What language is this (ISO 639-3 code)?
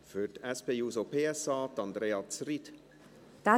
gsw